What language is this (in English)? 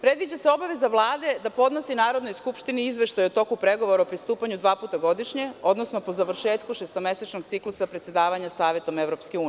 Serbian